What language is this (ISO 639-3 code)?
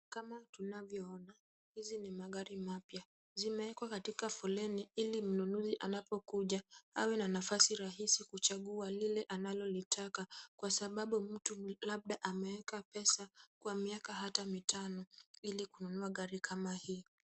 swa